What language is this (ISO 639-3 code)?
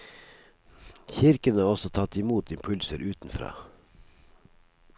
nor